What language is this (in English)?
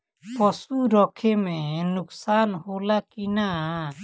Bhojpuri